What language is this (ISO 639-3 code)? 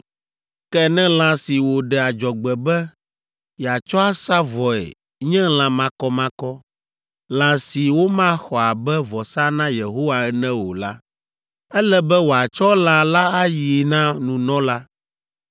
ewe